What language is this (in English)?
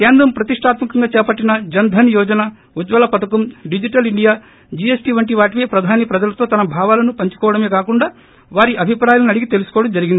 Telugu